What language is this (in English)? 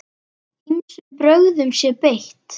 Icelandic